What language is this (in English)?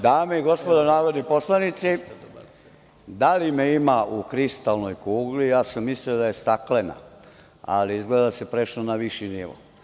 Serbian